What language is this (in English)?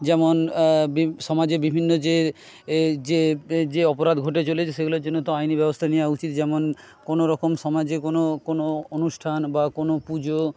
Bangla